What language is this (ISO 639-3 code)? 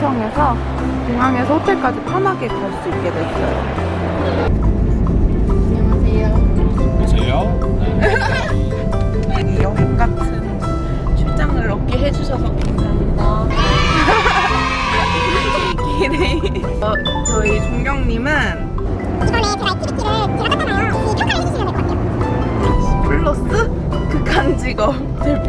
kor